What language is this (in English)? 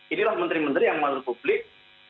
Indonesian